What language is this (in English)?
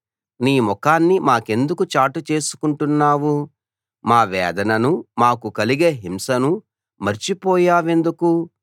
Telugu